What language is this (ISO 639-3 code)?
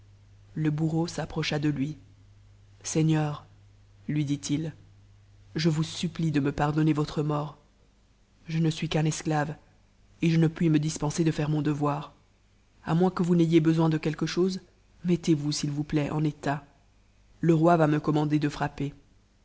fra